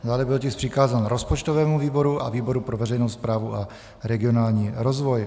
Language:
Czech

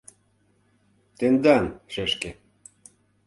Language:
Mari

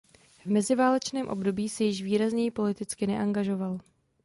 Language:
Czech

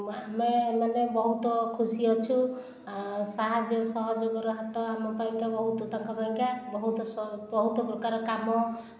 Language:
Odia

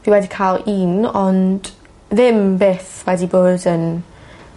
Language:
Welsh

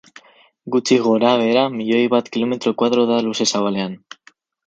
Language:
Basque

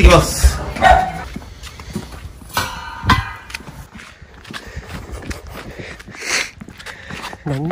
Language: Japanese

